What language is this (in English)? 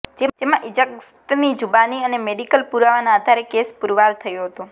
Gujarati